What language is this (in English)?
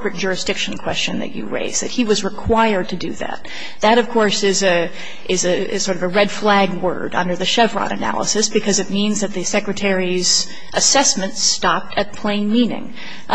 English